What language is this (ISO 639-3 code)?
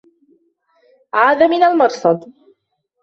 ara